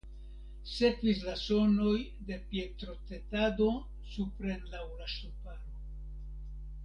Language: Esperanto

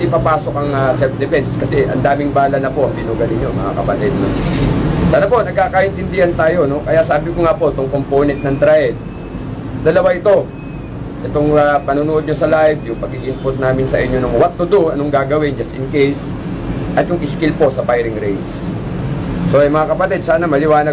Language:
Filipino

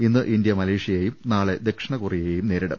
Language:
Malayalam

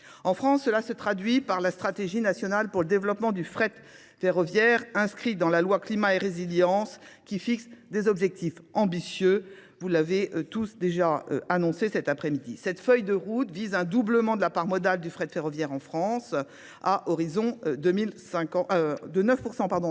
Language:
French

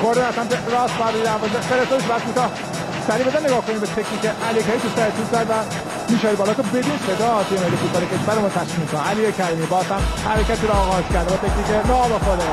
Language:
Persian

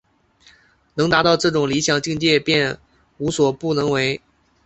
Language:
Chinese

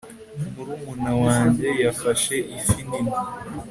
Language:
Kinyarwanda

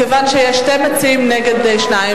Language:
Hebrew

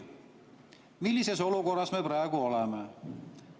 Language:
Estonian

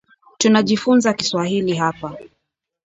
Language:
Swahili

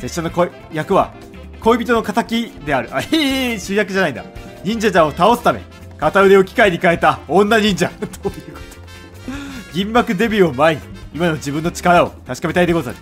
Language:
Japanese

